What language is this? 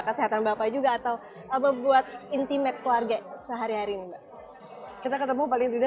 Indonesian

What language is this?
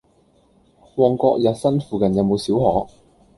Cantonese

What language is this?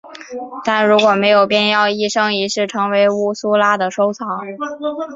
Chinese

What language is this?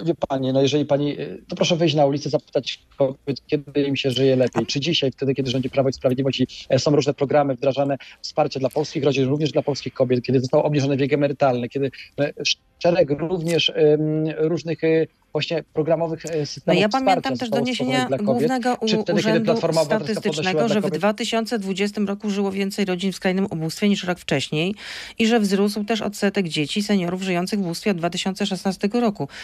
Polish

